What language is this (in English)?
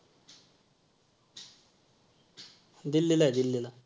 Marathi